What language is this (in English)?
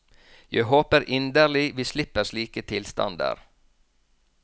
Norwegian